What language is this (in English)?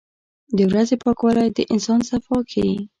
Pashto